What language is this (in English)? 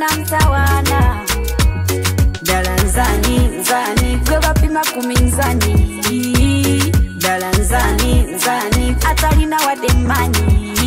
Thai